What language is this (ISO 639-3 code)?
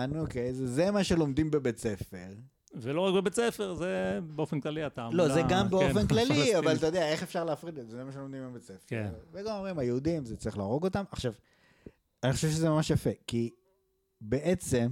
heb